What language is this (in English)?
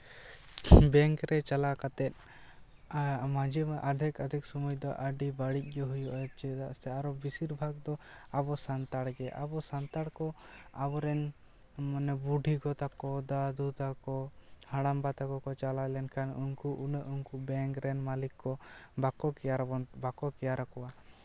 Santali